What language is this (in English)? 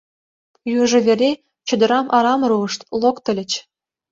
Mari